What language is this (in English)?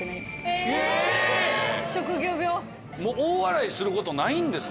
Japanese